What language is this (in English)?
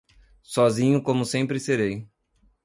Portuguese